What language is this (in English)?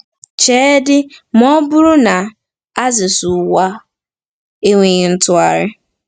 Igbo